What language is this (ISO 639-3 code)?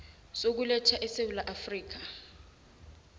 nbl